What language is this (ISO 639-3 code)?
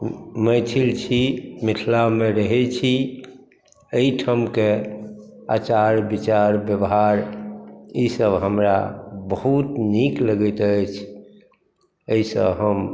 mai